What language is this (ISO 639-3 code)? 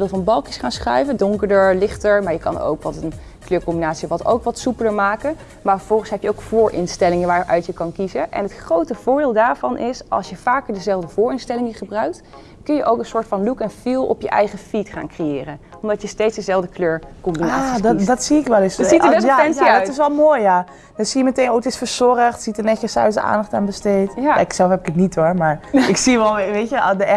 nld